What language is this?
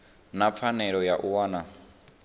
Venda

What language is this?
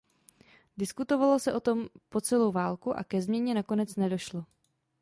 Czech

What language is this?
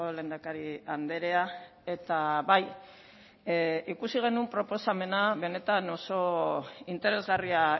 Basque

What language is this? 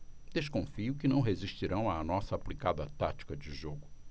Portuguese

